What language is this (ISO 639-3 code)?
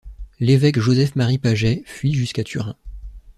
fra